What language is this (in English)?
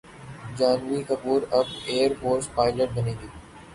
Urdu